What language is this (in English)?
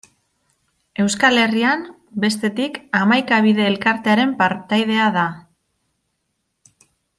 Basque